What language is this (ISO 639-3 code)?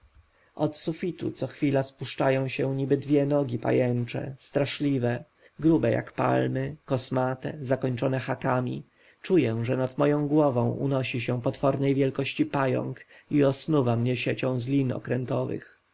pol